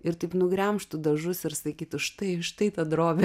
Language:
Lithuanian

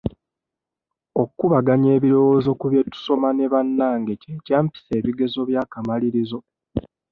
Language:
Ganda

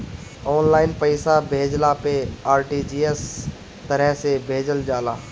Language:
Bhojpuri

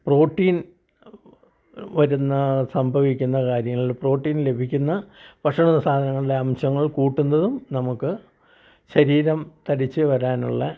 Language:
Malayalam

